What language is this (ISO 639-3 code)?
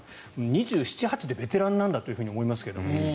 jpn